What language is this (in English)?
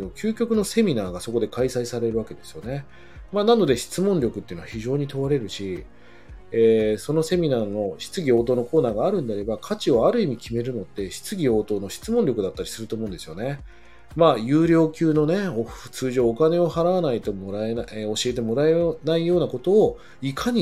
Japanese